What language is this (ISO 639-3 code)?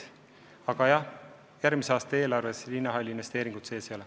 est